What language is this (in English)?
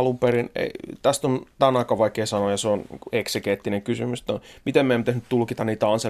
Finnish